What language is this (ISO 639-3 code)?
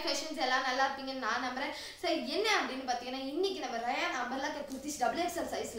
ron